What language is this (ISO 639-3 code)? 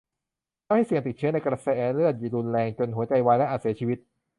tha